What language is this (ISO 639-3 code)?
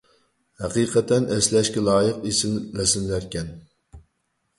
uig